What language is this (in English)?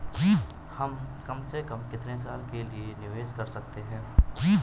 Hindi